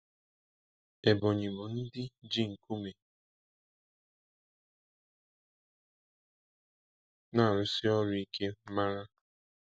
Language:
Igbo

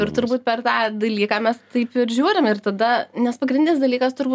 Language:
Lithuanian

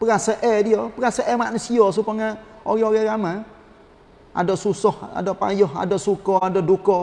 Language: Malay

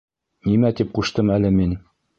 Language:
Bashkir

